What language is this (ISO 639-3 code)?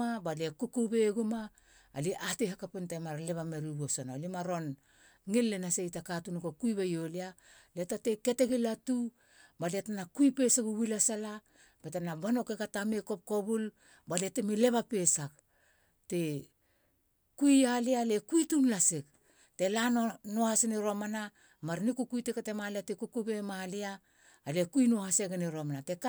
hla